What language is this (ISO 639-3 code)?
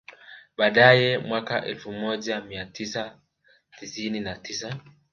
swa